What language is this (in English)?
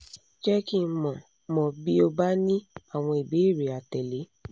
Yoruba